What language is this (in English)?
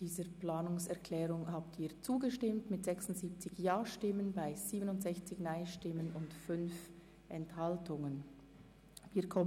Swiss German